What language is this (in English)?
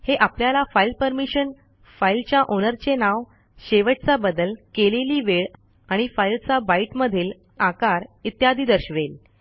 Marathi